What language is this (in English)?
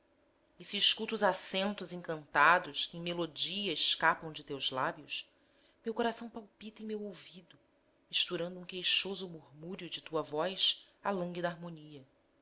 Portuguese